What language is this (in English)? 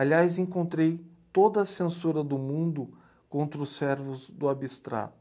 Portuguese